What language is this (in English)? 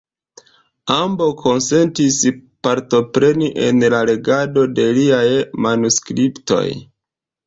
Esperanto